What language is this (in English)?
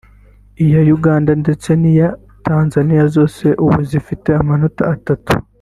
Kinyarwanda